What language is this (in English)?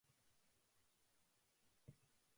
Japanese